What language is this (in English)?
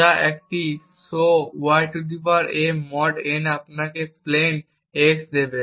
Bangla